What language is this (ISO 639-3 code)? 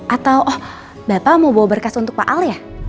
ind